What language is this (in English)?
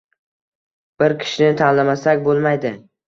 Uzbek